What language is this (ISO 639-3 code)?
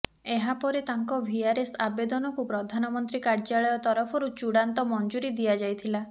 ori